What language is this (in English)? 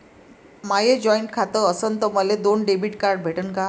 Marathi